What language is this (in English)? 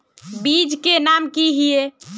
Magahi